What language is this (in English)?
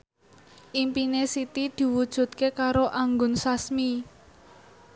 Javanese